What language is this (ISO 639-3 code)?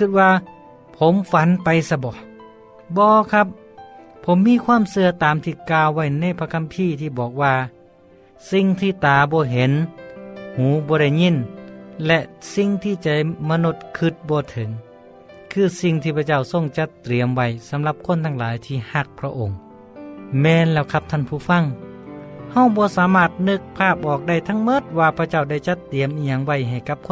tha